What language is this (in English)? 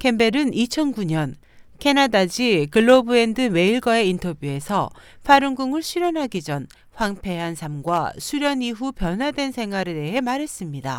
Korean